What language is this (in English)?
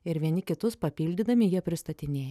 Lithuanian